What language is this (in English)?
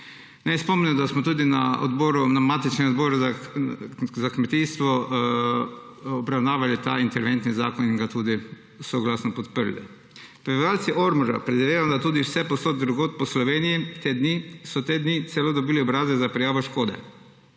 Slovenian